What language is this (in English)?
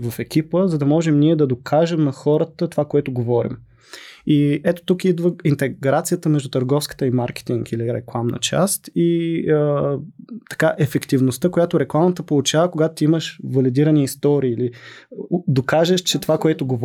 Bulgarian